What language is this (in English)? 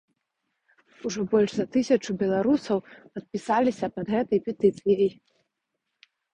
Belarusian